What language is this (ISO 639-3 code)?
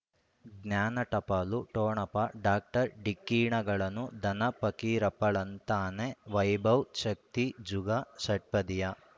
kan